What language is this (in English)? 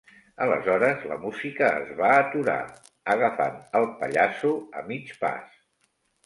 Catalan